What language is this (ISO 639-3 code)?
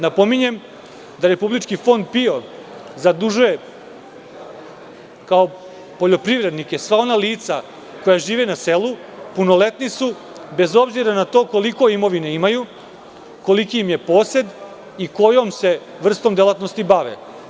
srp